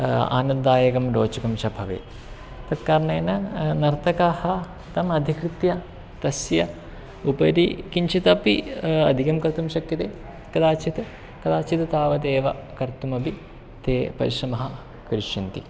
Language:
Sanskrit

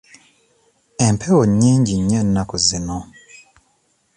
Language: Ganda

